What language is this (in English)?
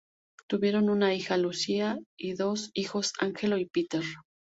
Spanish